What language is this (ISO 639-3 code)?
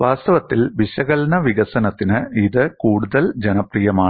mal